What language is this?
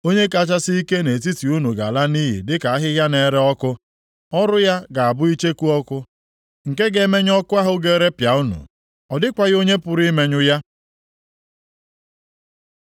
Igbo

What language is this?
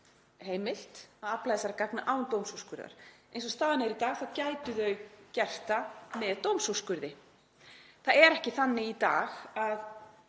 Icelandic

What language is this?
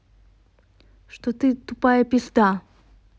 Russian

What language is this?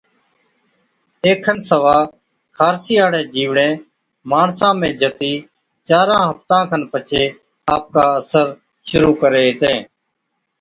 Od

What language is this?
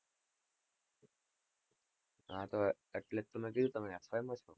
Gujarati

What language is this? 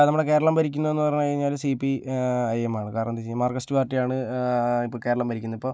Malayalam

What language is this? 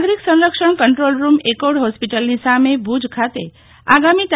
Gujarati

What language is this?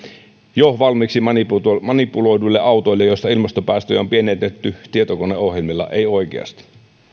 Finnish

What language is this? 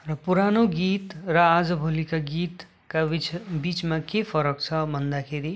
Nepali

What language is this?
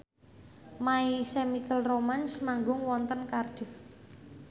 Javanese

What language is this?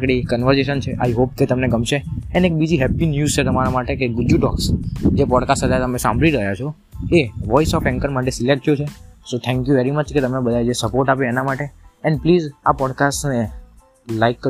Gujarati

